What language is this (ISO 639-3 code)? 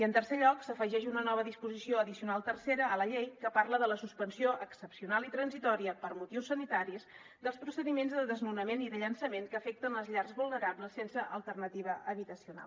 cat